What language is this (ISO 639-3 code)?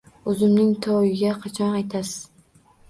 uzb